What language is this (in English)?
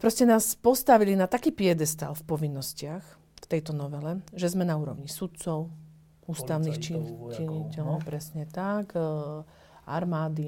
Slovak